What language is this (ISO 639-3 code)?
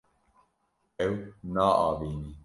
kur